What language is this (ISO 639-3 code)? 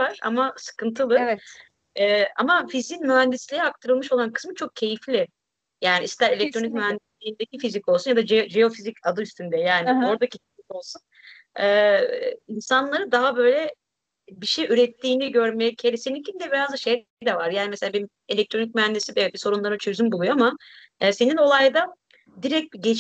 tur